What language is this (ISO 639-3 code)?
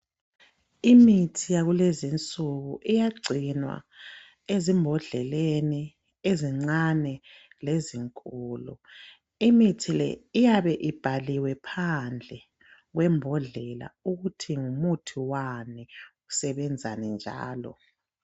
nde